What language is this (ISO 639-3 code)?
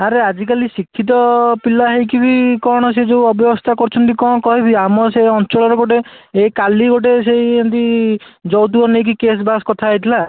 ori